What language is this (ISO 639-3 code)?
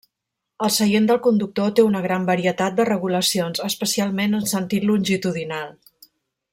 cat